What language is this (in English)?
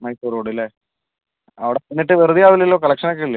Malayalam